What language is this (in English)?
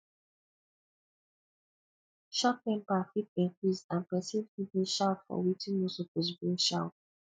Nigerian Pidgin